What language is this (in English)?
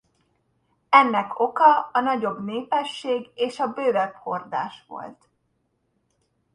Hungarian